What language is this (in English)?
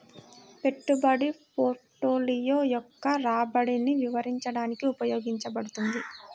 Telugu